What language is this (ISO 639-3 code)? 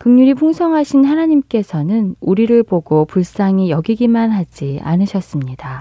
kor